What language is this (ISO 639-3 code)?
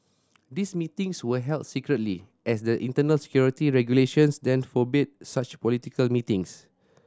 eng